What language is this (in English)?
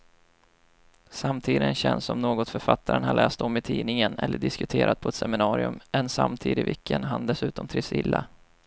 Swedish